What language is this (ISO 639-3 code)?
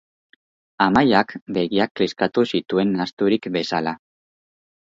eus